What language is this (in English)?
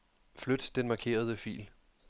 Danish